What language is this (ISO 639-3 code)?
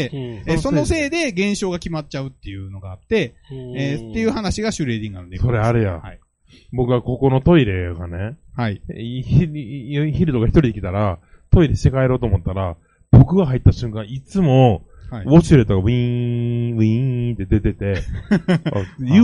jpn